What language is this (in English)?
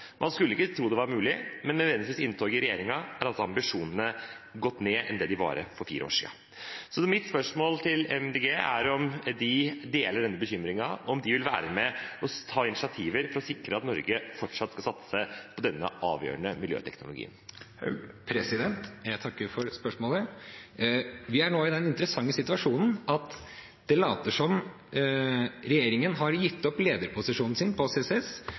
Norwegian Bokmål